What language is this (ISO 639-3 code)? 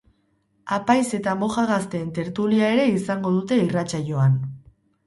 eus